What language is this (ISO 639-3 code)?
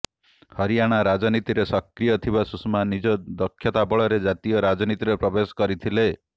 ori